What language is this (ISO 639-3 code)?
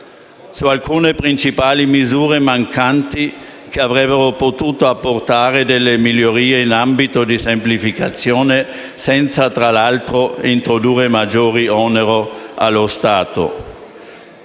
ita